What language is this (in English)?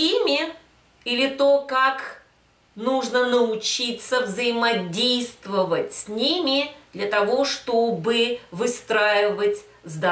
Russian